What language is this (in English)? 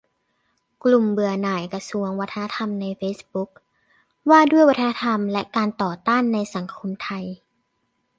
Thai